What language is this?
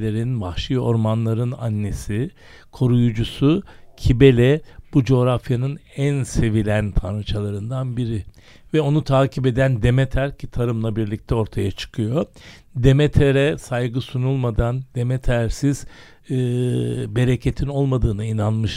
Turkish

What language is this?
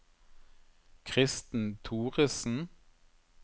Norwegian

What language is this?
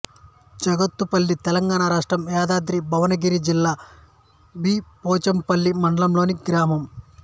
Telugu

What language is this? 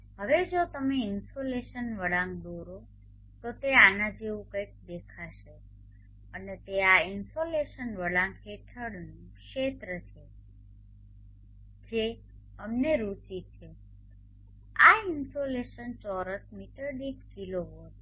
Gujarati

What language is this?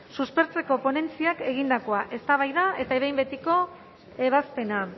Basque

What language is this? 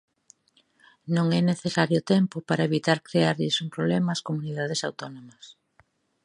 Galician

